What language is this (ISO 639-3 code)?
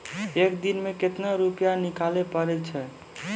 mai